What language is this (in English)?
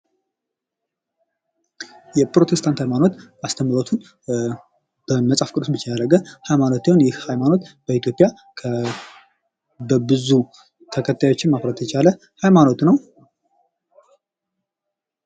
Amharic